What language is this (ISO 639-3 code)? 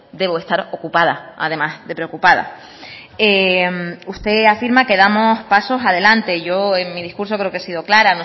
spa